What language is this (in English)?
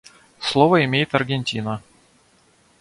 Russian